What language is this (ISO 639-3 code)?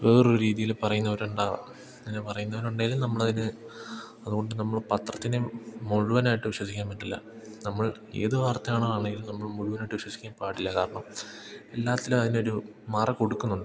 mal